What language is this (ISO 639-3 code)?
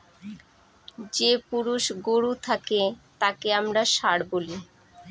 ben